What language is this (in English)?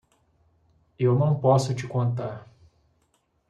Portuguese